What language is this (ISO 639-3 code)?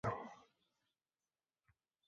ces